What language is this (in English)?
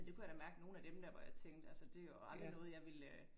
Danish